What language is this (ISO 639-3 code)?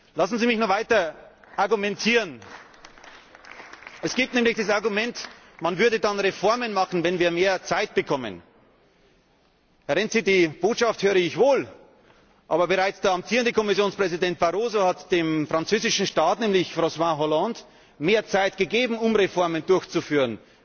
deu